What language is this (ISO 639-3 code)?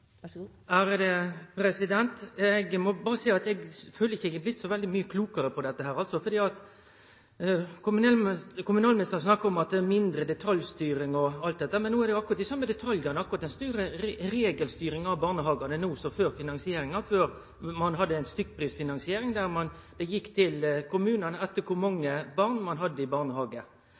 nno